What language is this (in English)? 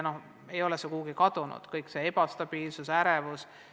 Estonian